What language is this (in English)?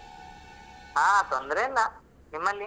Kannada